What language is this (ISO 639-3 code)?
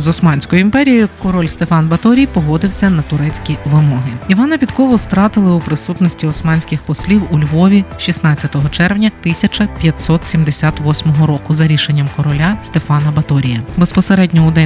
ukr